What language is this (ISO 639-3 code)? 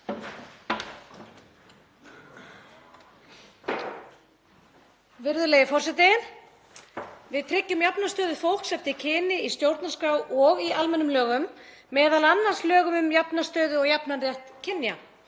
isl